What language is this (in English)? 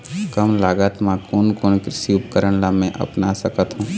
Chhattisgarhi